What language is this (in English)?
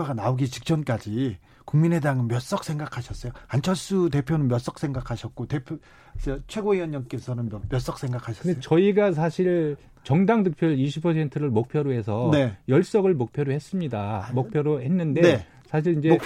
Korean